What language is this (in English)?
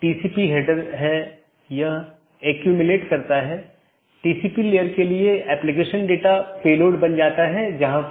Hindi